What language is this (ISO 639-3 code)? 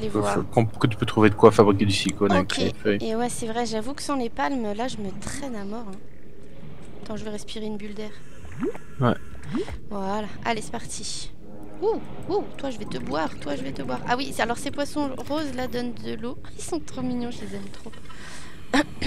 fra